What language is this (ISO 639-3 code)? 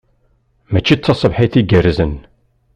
kab